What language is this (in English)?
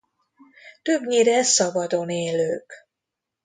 Hungarian